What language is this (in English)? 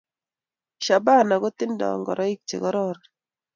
Kalenjin